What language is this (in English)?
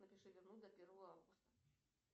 Russian